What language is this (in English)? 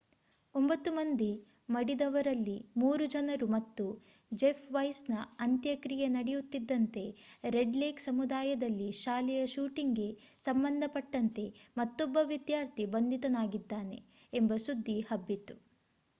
Kannada